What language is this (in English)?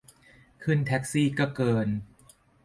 Thai